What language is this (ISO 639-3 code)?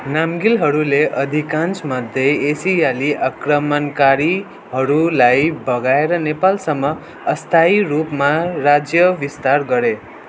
nep